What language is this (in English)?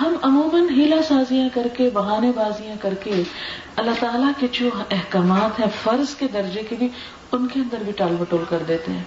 Urdu